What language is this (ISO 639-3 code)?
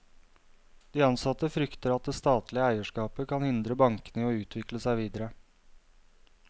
nor